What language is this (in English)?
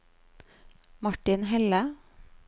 Norwegian